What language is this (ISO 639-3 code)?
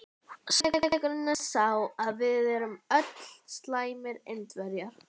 isl